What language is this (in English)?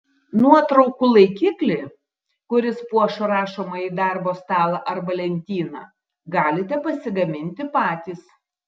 Lithuanian